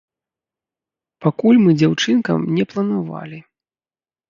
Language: Belarusian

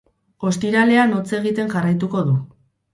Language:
Basque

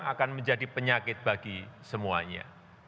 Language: Indonesian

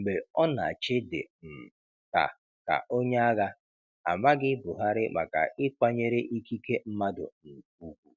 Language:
Igbo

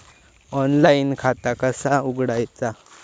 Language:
Marathi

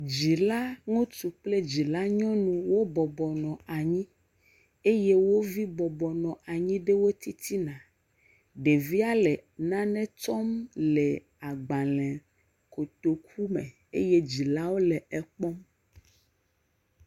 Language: Ewe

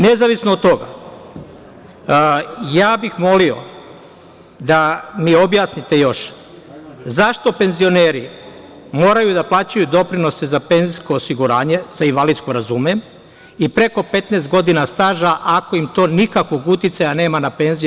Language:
Serbian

